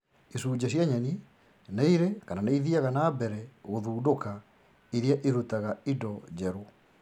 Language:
Kikuyu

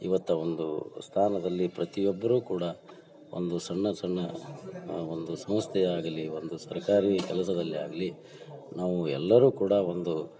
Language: Kannada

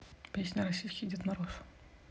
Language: Russian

